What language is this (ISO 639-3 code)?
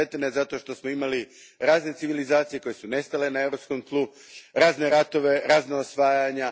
hrv